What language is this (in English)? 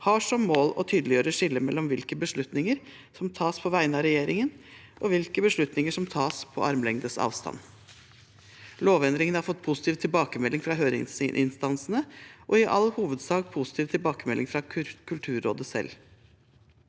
Norwegian